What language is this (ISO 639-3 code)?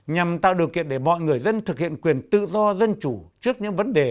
vie